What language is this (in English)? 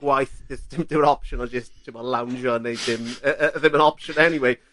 Welsh